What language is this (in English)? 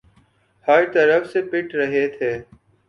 Urdu